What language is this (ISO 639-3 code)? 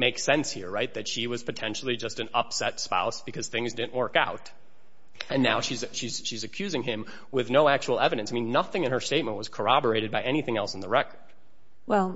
eng